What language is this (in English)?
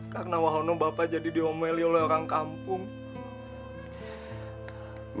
Indonesian